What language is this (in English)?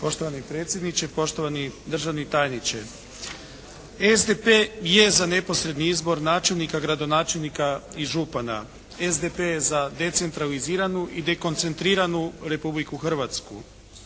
Croatian